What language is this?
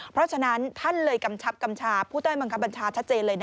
Thai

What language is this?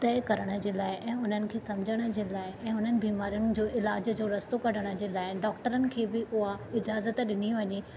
Sindhi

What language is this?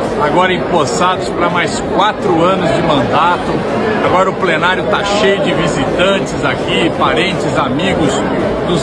Portuguese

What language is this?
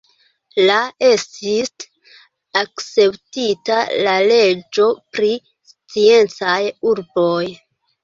Esperanto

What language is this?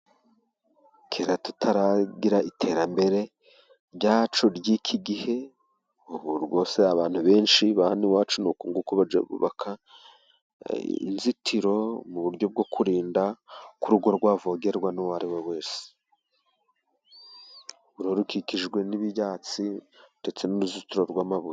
Kinyarwanda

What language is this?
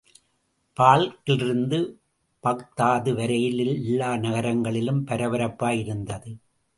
Tamil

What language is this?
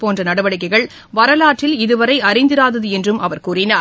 Tamil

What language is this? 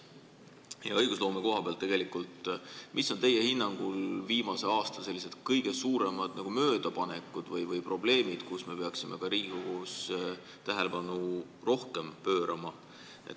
Estonian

